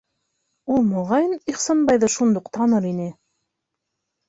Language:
Bashkir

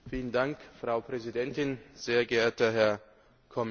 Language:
German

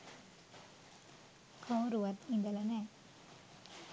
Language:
Sinhala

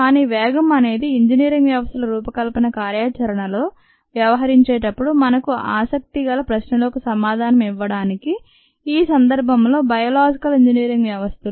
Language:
Telugu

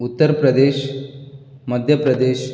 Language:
Konkani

